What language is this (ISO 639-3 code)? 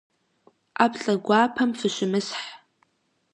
kbd